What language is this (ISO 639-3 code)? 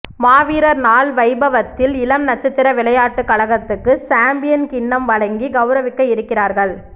tam